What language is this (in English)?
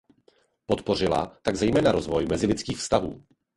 Czech